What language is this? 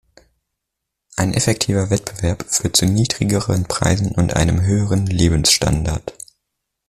German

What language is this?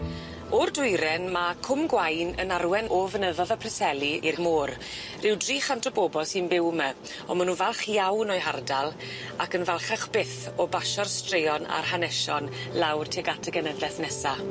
Welsh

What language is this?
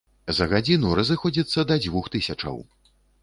Belarusian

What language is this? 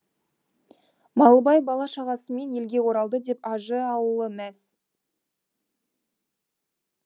Kazakh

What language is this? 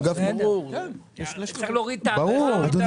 Hebrew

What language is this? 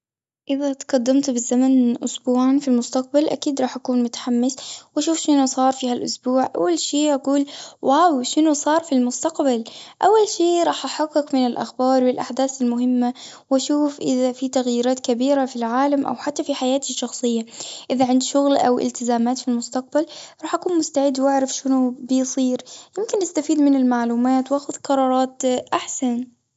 Gulf Arabic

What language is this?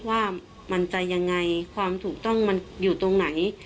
Thai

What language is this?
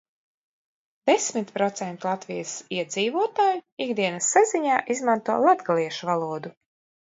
Latvian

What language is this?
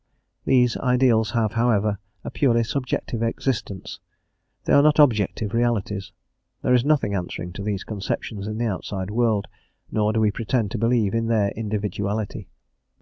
English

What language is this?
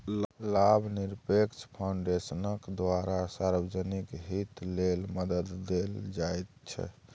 Maithili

